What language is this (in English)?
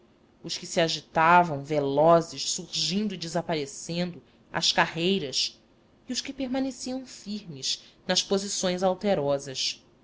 Portuguese